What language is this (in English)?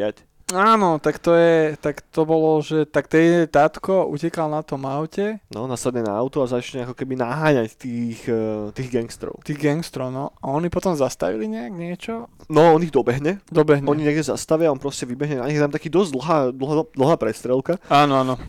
Slovak